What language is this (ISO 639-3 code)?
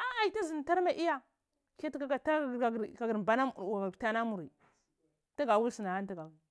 ckl